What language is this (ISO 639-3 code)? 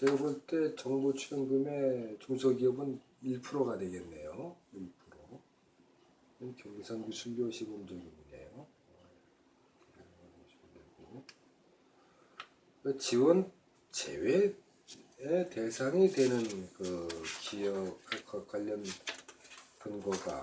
kor